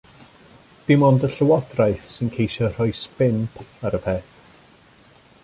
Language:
Welsh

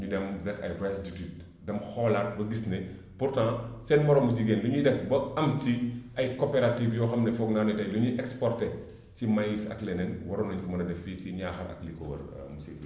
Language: Wolof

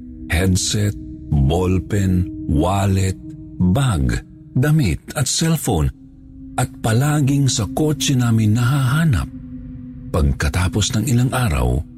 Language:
Filipino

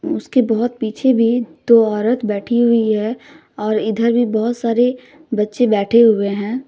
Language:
Hindi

